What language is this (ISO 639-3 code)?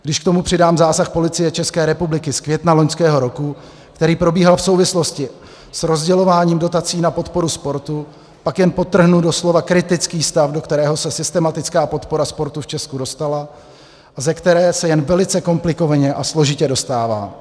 ces